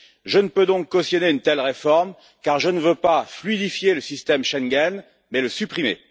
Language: French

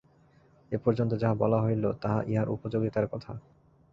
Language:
Bangla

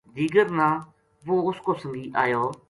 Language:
Gujari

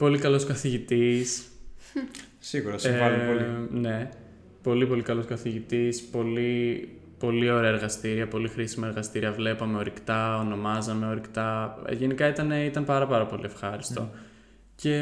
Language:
Greek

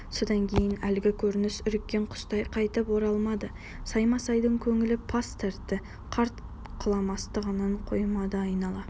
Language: Kazakh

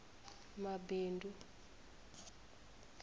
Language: Venda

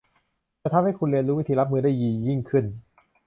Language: Thai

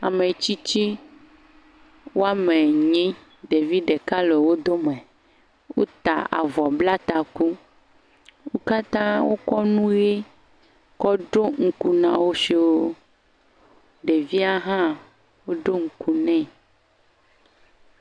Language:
Ewe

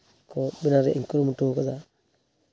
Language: Santali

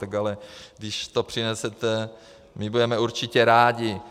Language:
Czech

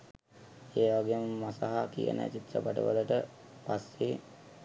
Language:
Sinhala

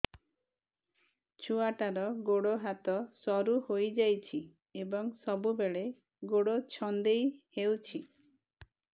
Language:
Odia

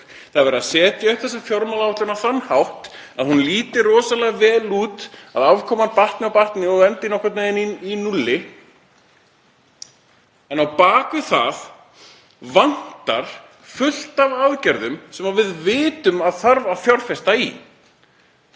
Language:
Icelandic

